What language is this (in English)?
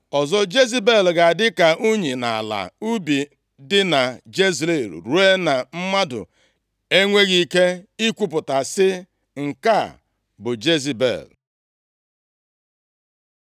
Igbo